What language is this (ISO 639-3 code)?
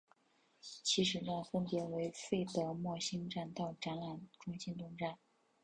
zho